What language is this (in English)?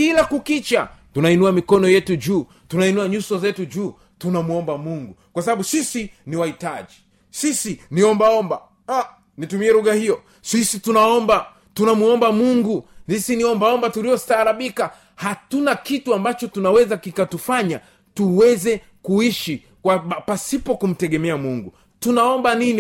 Swahili